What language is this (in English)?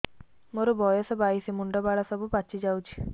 Odia